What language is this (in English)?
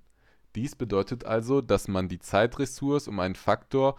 German